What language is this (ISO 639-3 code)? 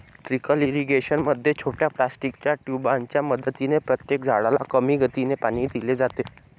mar